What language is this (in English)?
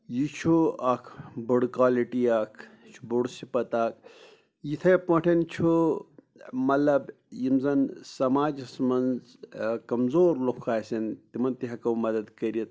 Kashmiri